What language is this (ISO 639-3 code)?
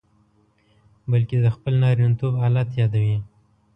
pus